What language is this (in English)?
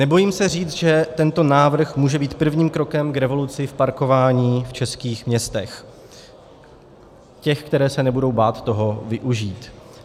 Czech